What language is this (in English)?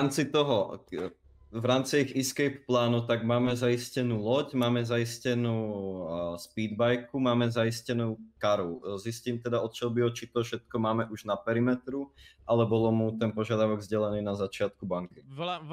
Czech